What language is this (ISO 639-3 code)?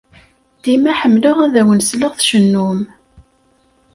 kab